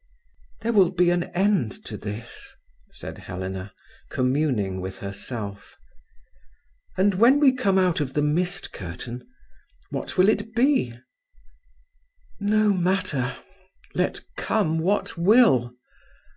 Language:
English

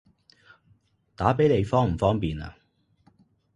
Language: Cantonese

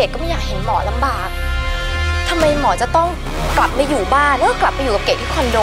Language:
Thai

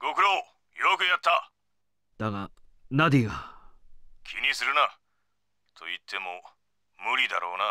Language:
Japanese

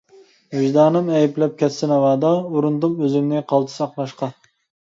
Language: Uyghur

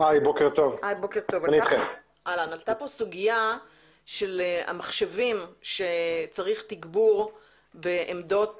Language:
Hebrew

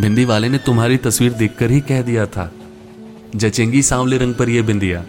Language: Hindi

